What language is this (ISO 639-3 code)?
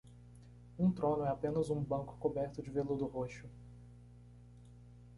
por